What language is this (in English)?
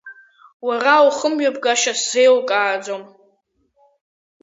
Abkhazian